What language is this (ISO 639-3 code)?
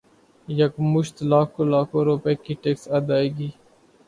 urd